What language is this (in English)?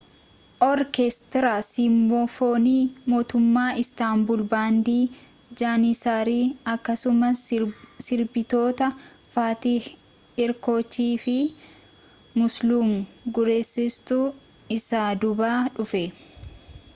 Oromo